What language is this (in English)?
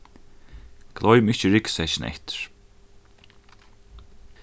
Faroese